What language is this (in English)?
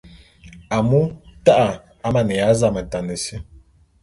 Bulu